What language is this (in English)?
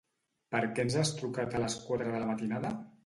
Catalan